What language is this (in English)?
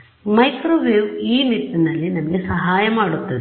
Kannada